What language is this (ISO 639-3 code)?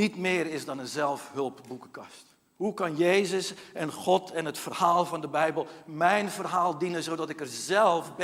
nld